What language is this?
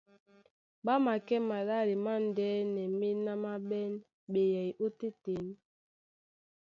Duala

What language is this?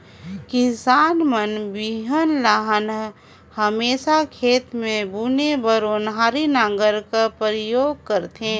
Chhattisgarhi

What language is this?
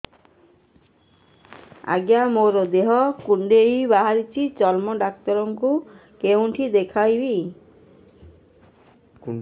Odia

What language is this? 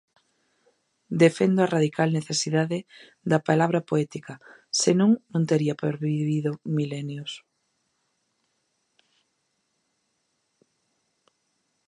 Galician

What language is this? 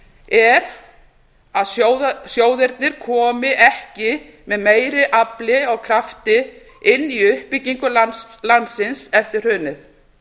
Icelandic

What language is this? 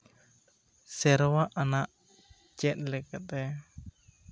Santali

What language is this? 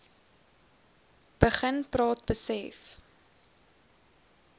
Afrikaans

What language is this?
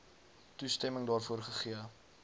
Afrikaans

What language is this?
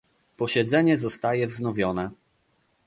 Polish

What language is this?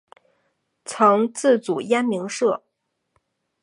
Chinese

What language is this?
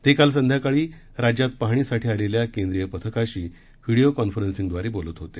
Marathi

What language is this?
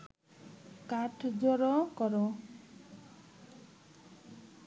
Bangla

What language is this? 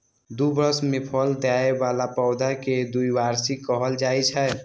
Maithili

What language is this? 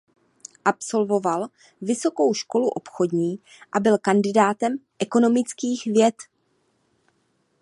Czech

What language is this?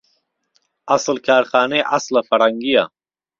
Central Kurdish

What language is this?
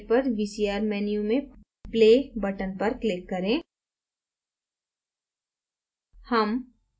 Hindi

